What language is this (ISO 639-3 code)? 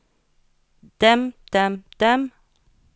nor